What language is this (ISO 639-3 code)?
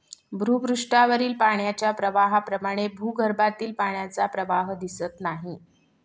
mar